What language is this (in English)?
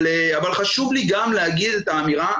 Hebrew